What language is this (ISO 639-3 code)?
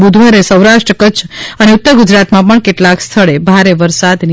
guj